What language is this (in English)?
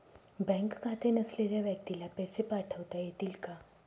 Marathi